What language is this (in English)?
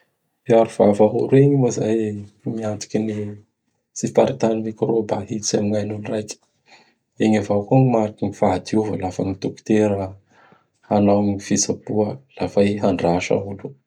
Bara Malagasy